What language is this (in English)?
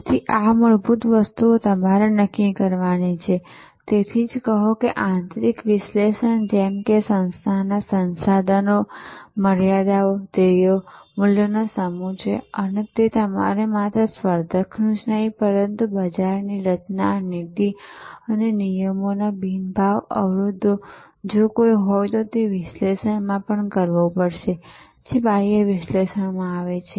Gujarati